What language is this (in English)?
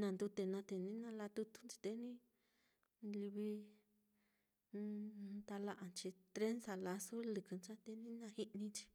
Mitlatongo Mixtec